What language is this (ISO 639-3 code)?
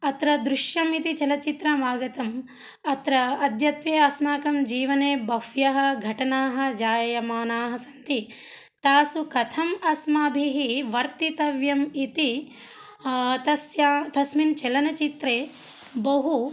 san